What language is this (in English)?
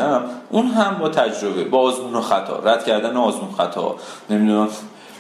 Persian